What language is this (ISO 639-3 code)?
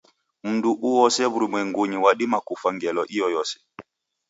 dav